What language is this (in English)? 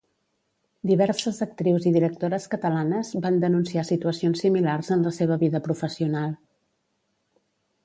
Catalan